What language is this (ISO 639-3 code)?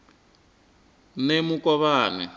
ven